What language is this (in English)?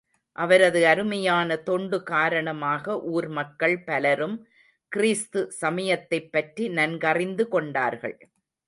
Tamil